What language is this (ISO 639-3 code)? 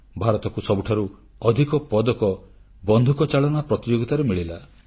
ori